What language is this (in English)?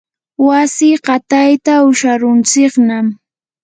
Yanahuanca Pasco Quechua